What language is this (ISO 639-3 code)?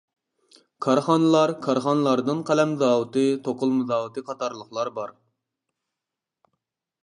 uig